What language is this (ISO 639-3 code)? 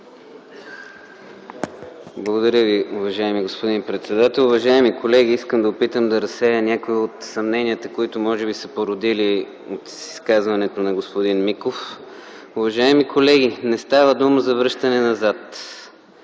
bul